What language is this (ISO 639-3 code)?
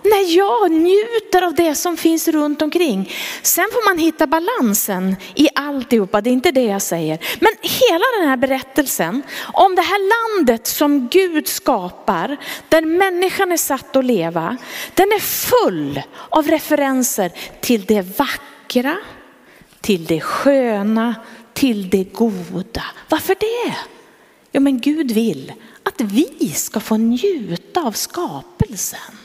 swe